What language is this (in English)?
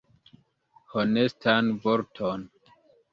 Esperanto